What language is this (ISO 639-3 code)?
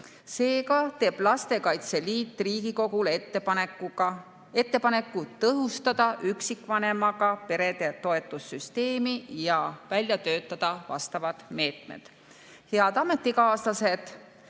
est